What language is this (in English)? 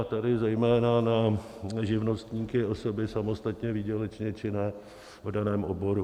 Czech